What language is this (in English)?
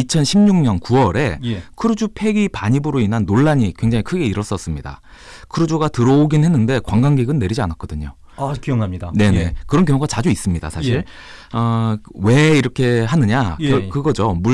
Korean